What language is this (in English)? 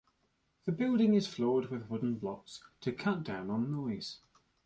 English